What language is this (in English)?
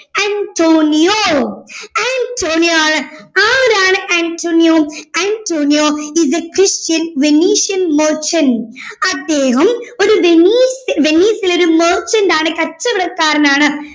Malayalam